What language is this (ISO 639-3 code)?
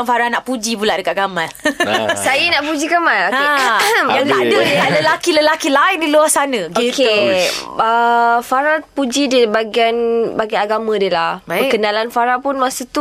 msa